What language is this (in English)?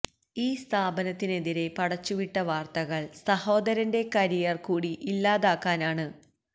Malayalam